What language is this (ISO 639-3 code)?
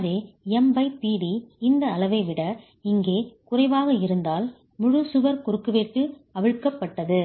tam